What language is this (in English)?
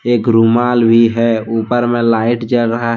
Hindi